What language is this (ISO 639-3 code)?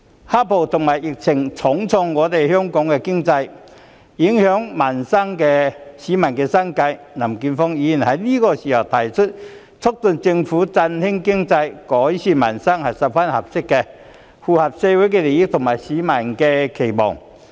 yue